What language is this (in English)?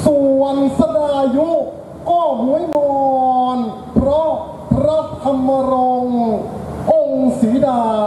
Thai